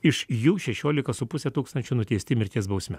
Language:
Lithuanian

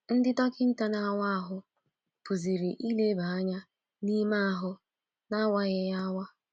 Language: Igbo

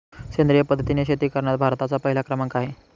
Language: Marathi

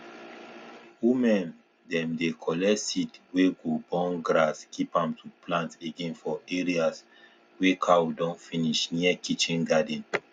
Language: Nigerian Pidgin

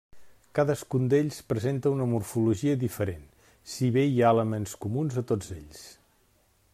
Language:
Catalan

